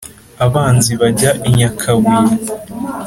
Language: Kinyarwanda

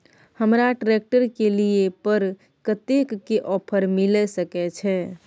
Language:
Maithili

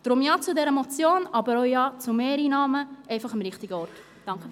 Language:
Swiss German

